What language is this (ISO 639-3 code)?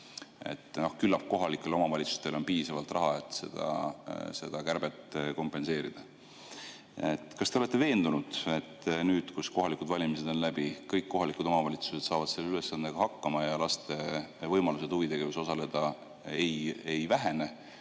est